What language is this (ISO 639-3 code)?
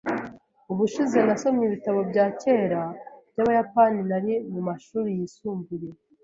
kin